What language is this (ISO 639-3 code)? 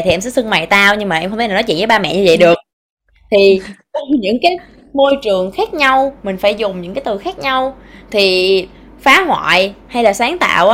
vie